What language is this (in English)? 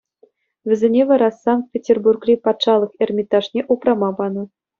Chuvash